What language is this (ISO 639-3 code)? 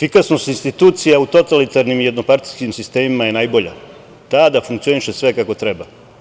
srp